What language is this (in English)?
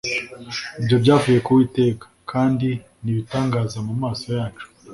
Kinyarwanda